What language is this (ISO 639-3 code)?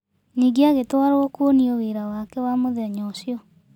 kik